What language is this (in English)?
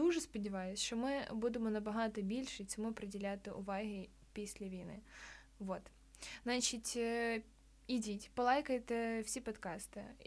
Ukrainian